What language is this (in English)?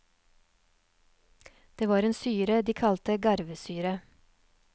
Norwegian